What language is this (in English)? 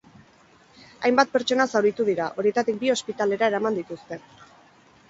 Basque